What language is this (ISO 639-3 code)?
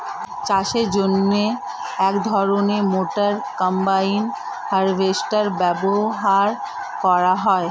ben